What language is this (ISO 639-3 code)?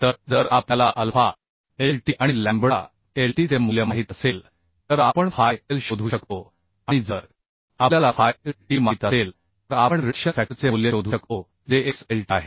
mar